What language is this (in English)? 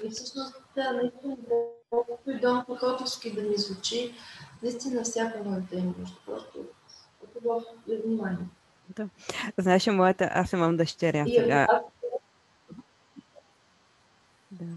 Bulgarian